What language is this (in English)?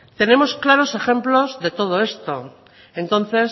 Spanish